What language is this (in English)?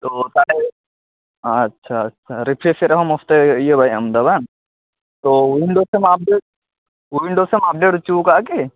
Santali